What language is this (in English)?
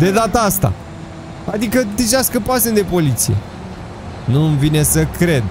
Romanian